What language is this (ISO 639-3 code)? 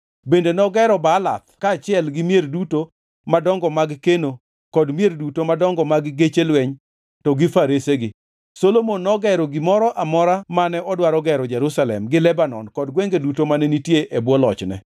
luo